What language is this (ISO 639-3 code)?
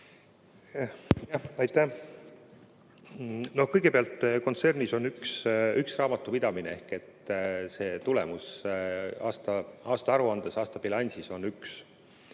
est